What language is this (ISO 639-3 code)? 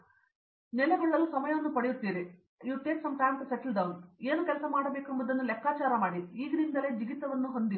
kan